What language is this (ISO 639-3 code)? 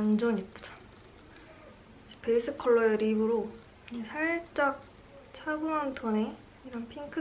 kor